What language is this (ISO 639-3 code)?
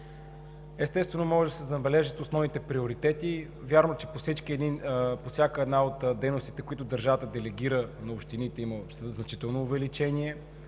bul